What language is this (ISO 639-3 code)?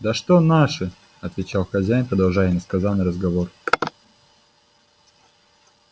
rus